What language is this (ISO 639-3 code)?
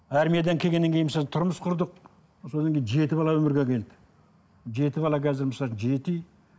kaz